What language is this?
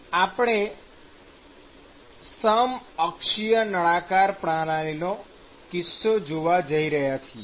Gujarati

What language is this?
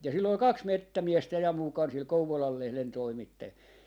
Finnish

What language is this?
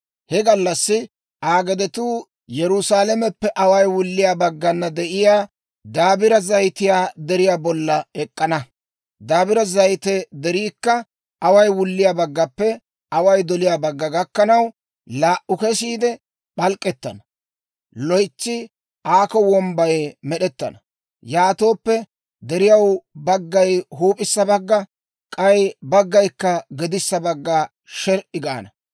Dawro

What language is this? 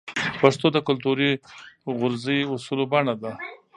Pashto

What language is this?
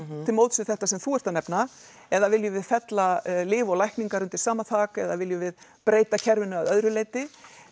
Icelandic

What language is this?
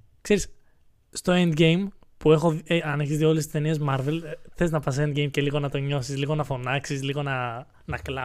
Greek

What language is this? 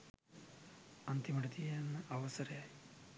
Sinhala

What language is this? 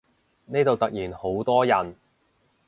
Cantonese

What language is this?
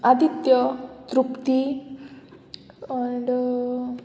Konkani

